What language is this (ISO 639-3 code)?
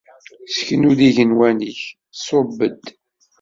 kab